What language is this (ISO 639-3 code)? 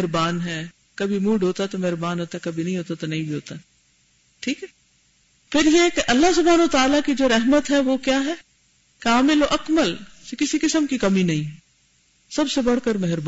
urd